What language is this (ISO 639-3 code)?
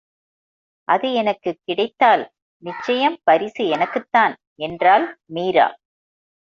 tam